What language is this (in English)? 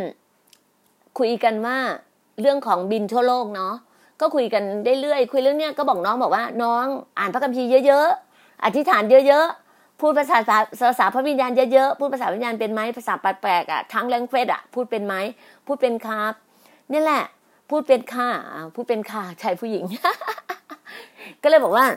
Thai